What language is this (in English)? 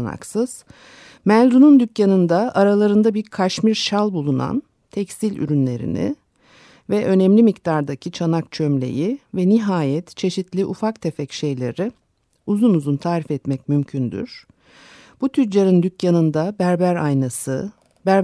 Turkish